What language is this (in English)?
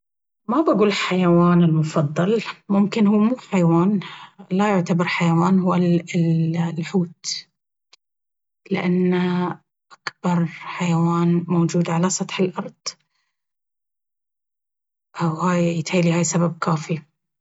Baharna Arabic